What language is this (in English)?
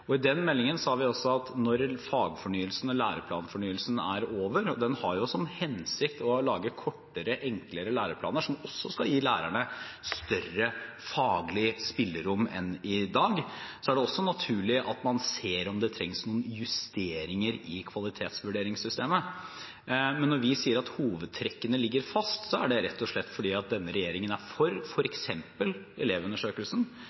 Norwegian Bokmål